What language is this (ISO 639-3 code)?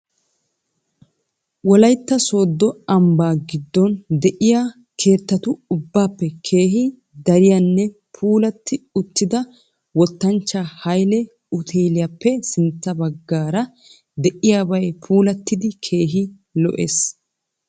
wal